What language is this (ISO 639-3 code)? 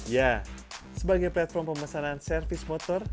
ind